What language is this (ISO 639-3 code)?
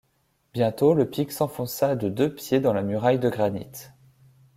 fra